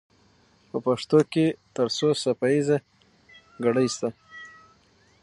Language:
Pashto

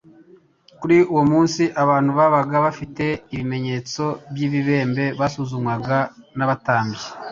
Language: Kinyarwanda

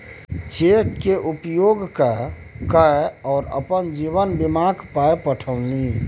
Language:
Maithili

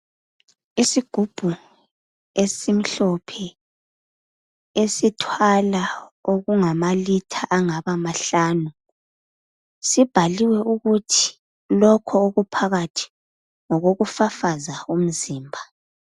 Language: North Ndebele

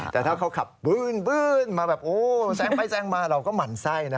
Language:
Thai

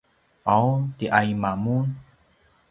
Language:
Paiwan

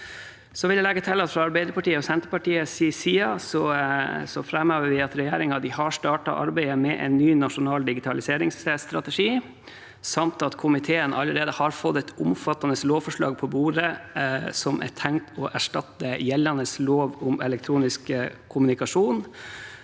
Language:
Norwegian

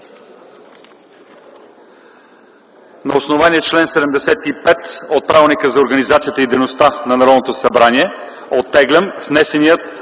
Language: Bulgarian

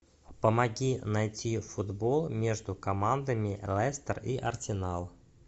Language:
Russian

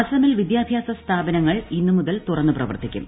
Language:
Malayalam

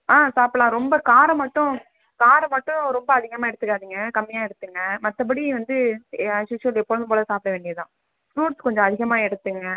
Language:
Tamil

